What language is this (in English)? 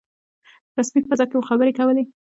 Pashto